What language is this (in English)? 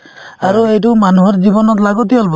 Assamese